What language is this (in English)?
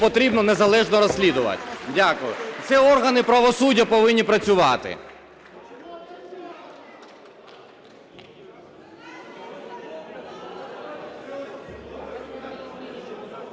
Ukrainian